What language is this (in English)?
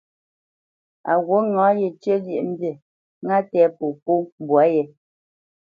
Bamenyam